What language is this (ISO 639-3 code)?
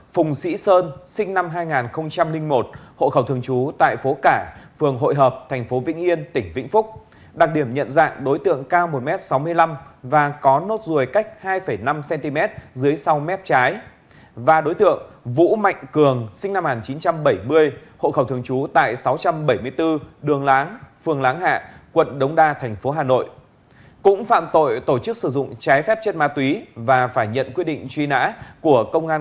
vie